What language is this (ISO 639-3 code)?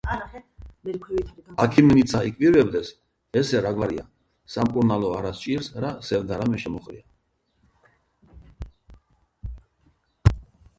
kat